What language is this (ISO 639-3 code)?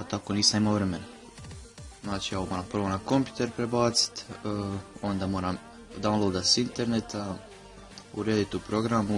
hrv